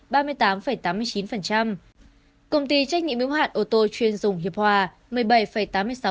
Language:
Vietnamese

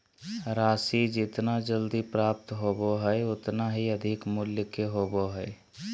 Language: Magahi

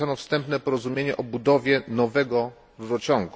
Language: Polish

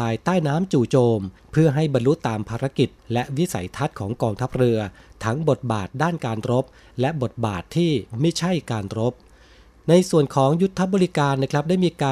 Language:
Thai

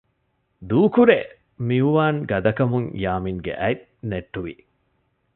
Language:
Divehi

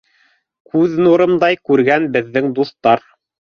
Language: Bashkir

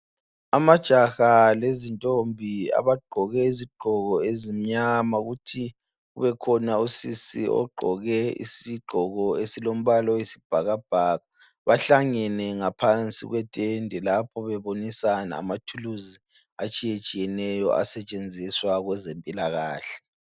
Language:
North Ndebele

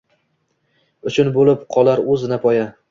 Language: Uzbek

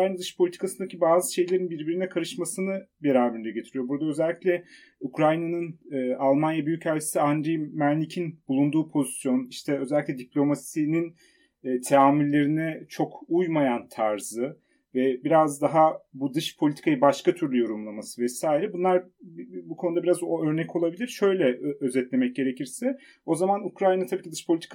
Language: Turkish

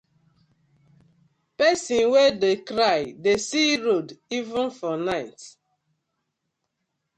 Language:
Nigerian Pidgin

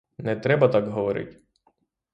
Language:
Ukrainian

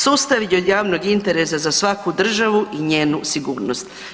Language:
Croatian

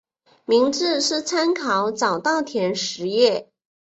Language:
Chinese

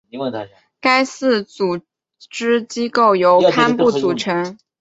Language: Chinese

